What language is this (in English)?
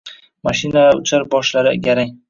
Uzbek